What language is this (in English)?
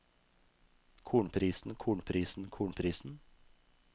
Norwegian